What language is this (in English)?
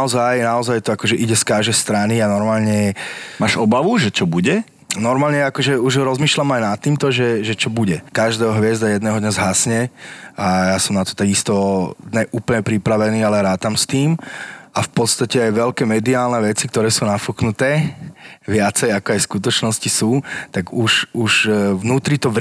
Slovak